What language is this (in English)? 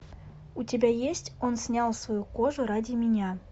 Russian